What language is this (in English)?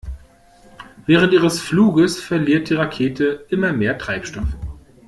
German